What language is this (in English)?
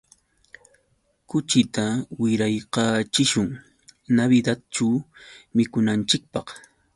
Yauyos Quechua